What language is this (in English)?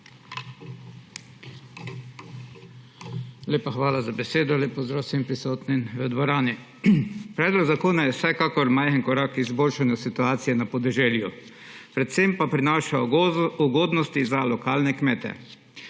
Slovenian